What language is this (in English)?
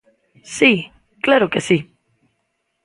Galician